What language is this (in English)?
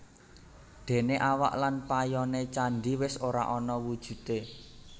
Javanese